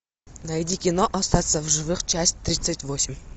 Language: Russian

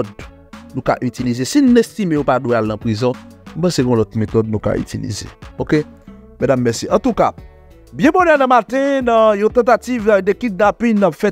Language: French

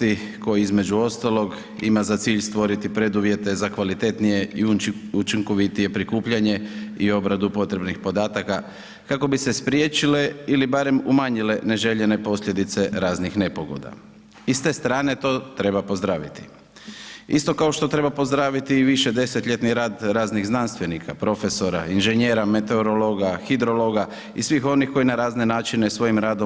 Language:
Croatian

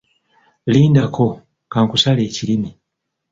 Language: Ganda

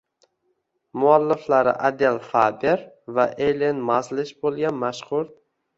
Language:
Uzbek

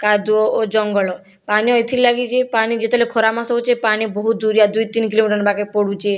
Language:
Odia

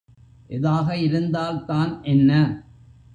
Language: Tamil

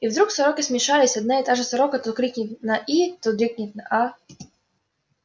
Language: Russian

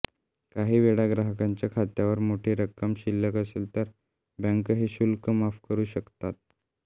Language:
Marathi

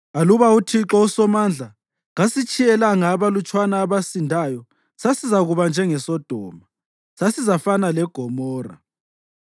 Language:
North Ndebele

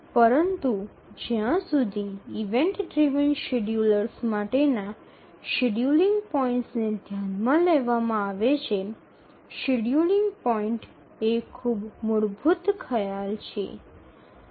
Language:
Gujarati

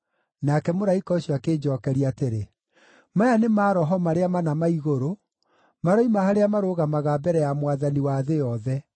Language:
Kikuyu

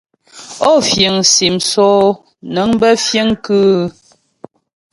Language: Ghomala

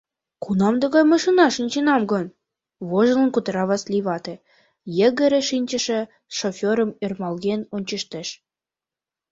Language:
Mari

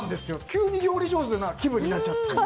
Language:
Japanese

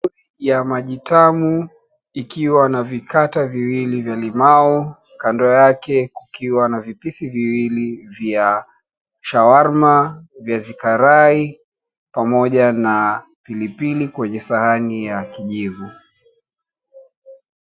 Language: Swahili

